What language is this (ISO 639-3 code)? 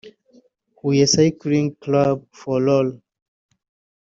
kin